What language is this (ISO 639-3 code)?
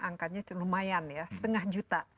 ind